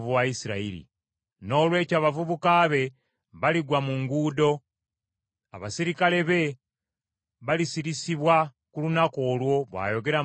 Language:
Ganda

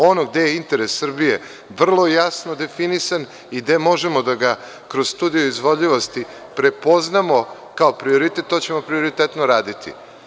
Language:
Serbian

